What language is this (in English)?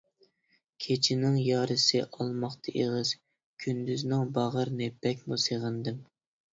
Uyghur